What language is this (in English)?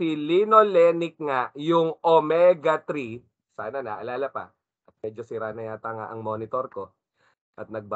Filipino